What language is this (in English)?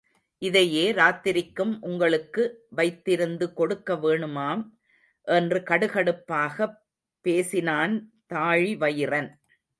Tamil